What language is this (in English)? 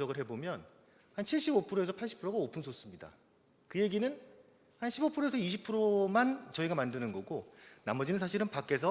Korean